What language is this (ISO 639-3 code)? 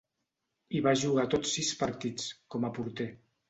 cat